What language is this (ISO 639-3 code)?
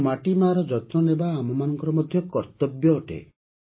ori